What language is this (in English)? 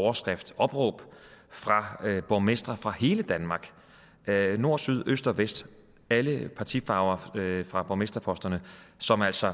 Danish